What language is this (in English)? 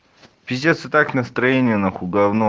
Russian